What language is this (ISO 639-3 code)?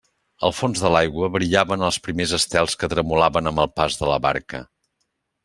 cat